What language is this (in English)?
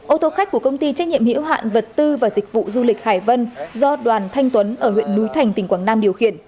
Vietnamese